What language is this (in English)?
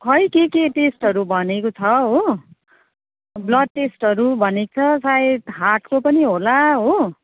Nepali